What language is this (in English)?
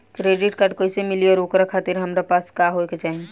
Bhojpuri